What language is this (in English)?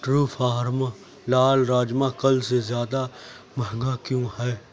Urdu